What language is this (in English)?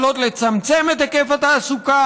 Hebrew